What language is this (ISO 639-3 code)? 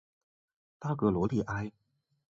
zho